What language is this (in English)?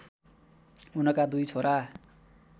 Nepali